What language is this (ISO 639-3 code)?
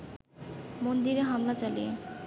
ben